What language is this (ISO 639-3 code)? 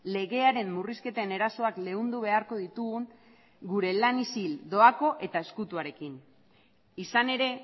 eus